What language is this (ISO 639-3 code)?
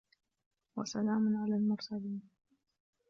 ara